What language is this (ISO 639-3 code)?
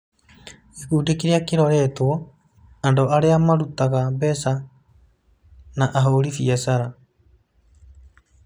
kik